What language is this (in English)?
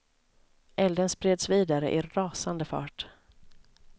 Swedish